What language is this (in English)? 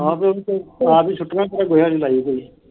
Punjabi